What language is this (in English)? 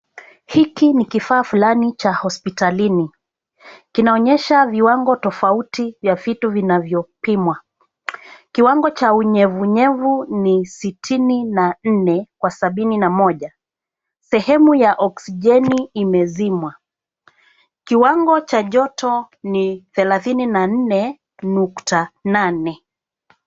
Swahili